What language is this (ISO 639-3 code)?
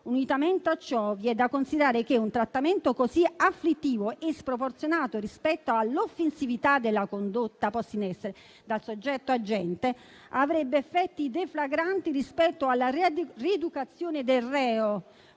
ita